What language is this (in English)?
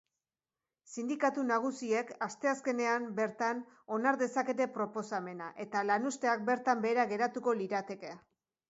Basque